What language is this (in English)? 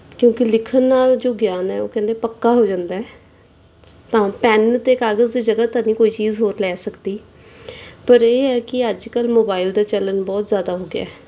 Punjabi